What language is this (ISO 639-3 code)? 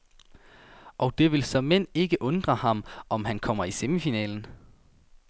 dan